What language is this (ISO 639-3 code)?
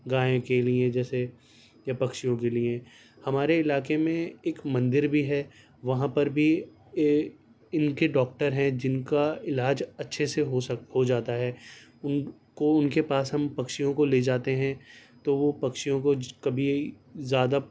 urd